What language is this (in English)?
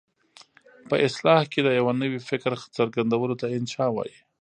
Pashto